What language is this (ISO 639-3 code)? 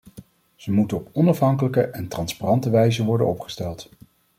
nld